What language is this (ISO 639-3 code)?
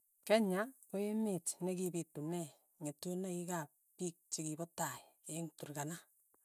tuy